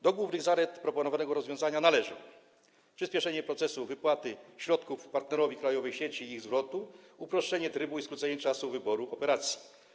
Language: Polish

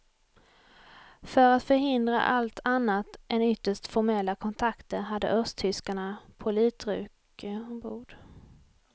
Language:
Swedish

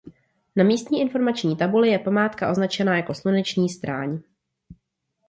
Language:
Czech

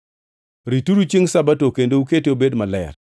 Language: Luo (Kenya and Tanzania)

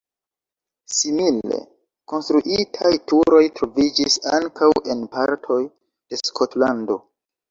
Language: Esperanto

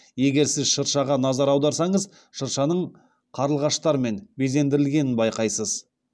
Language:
Kazakh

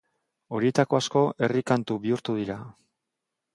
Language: Basque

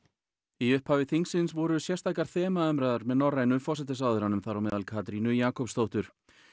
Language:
Icelandic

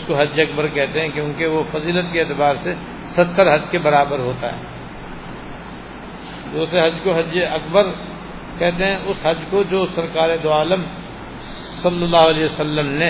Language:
Urdu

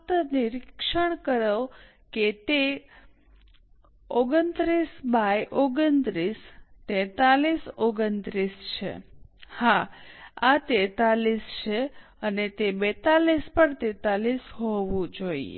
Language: Gujarati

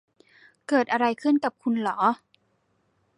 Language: Thai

